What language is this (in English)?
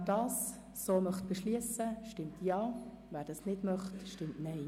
Swiss German